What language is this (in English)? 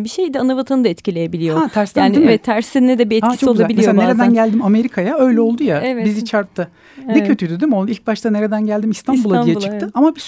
Turkish